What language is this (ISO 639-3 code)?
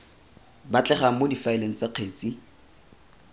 tsn